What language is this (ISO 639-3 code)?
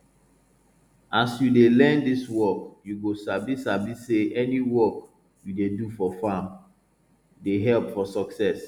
pcm